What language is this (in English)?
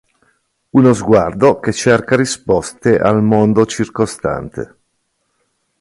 Italian